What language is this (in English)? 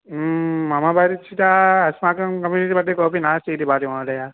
Sanskrit